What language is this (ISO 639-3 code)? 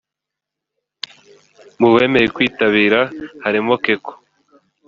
kin